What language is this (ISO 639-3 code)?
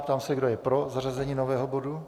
ces